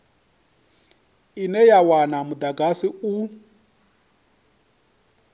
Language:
Venda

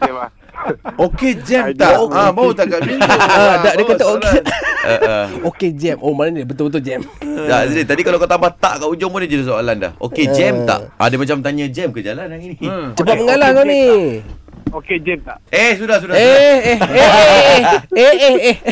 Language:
Malay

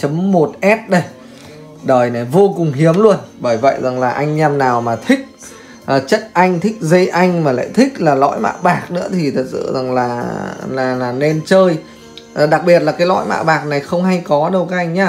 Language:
Vietnamese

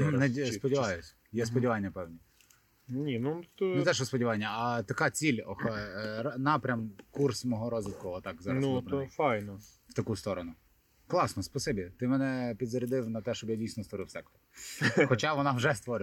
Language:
Ukrainian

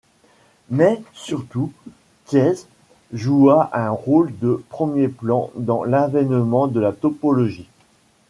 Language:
French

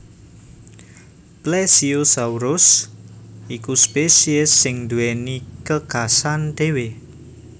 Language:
Javanese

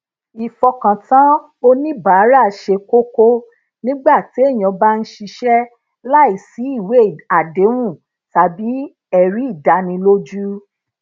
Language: Yoruba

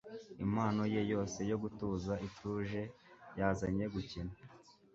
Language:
Kinyarwanda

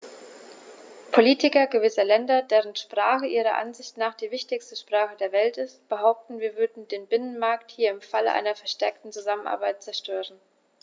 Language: German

